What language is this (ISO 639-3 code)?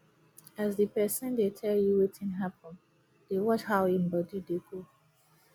pcm